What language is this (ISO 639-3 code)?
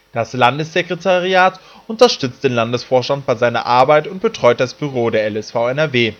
deu